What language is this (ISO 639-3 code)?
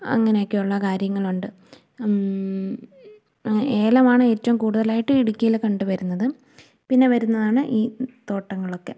mal